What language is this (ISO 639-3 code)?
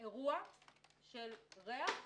heb